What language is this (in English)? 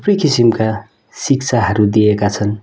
Nepali